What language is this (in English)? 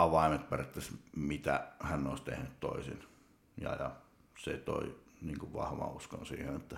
Finnish